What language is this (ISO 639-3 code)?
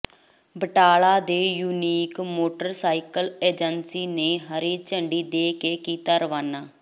pan